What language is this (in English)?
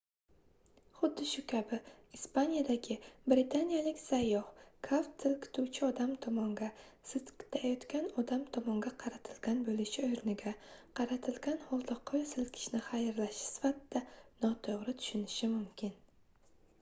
Uzbek